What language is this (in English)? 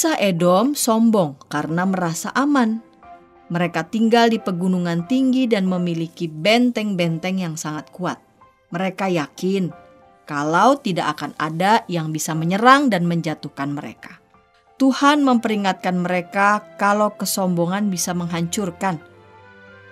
Indonesian